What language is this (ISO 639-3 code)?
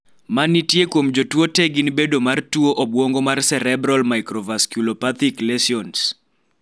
luo